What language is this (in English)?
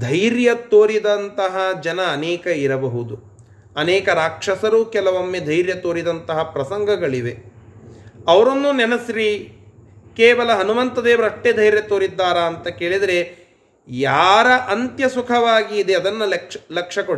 Kannada